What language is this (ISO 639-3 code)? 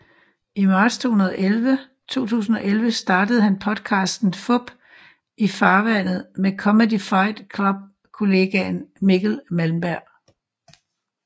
dan